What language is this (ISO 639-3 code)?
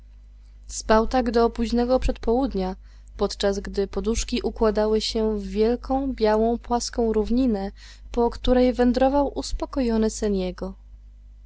pol